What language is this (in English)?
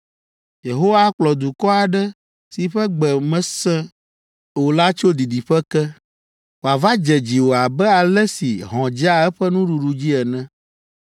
Ewe